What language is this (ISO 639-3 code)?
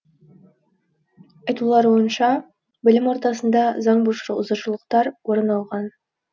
kaz